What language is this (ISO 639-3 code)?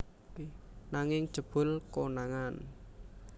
jav